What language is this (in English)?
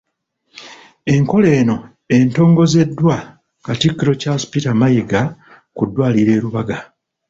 Ganda